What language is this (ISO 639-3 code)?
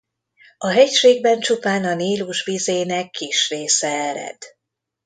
hun